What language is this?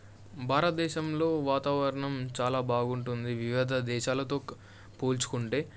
Telugu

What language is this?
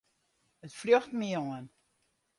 Western Frisian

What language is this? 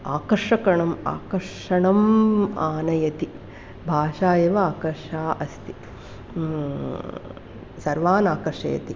Sanskrit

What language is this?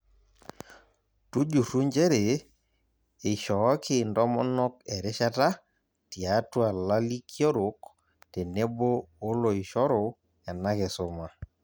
Masai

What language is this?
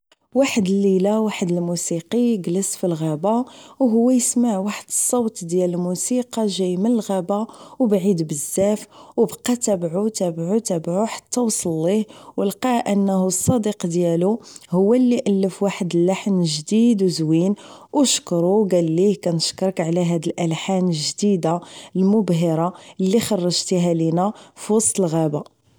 Moroccan Arabic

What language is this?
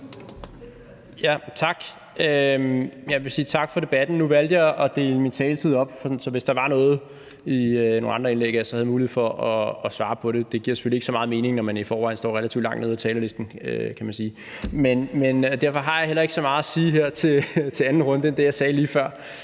Danish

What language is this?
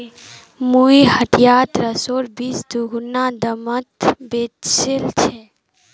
Magahi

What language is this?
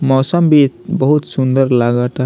Bhojpuri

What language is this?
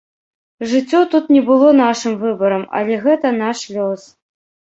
Belarusian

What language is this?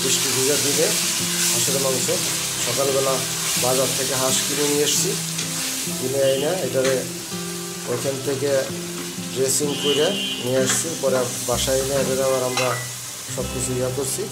Turkish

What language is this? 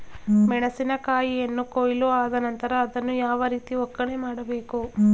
Kannada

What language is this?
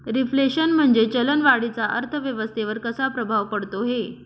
Marathi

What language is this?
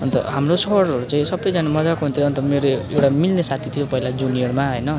Nepali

